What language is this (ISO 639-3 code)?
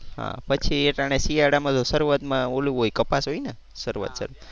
guj